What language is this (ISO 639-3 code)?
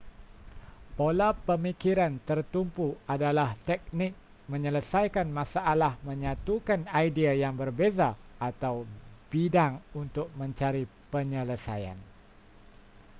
msa